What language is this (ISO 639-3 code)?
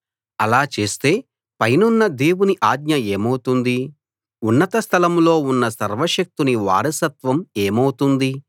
tel